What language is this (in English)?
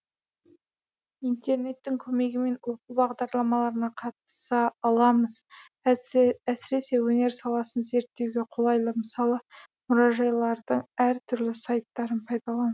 Kazakh